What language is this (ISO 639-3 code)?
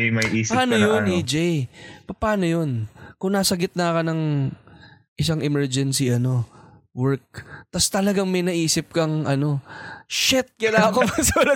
fil